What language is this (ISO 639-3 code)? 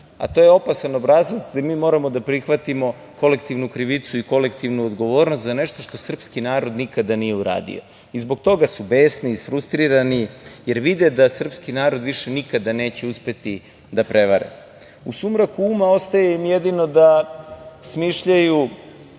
srp